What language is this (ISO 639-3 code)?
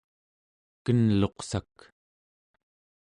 esu